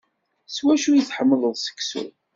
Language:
Kabyle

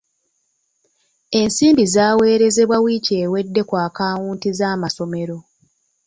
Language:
Ganda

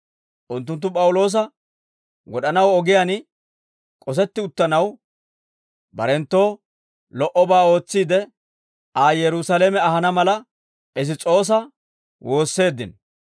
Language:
Dawro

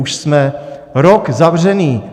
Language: Czech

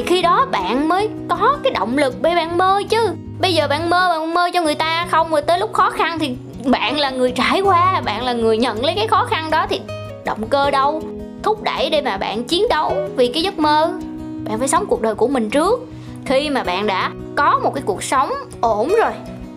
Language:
Vietnamese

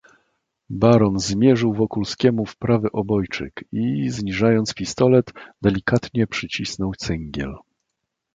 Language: Polish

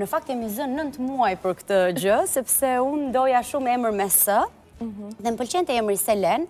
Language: Romanian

